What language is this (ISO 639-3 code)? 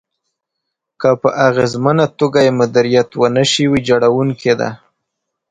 pus